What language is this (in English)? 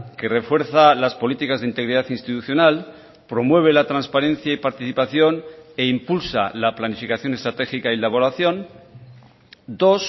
Spanish